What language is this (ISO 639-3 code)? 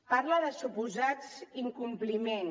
cat